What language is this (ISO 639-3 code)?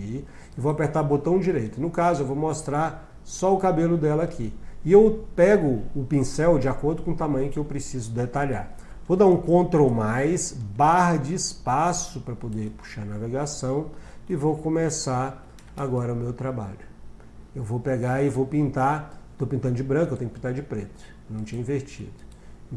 por